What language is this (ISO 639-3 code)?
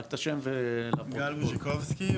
heb